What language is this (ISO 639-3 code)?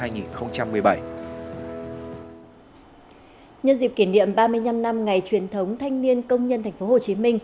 vie